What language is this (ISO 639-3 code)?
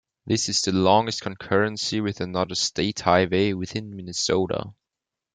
eng